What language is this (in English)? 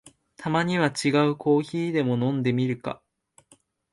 Japanese